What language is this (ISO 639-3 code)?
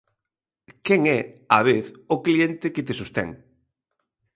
glg